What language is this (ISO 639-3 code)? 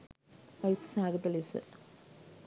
sin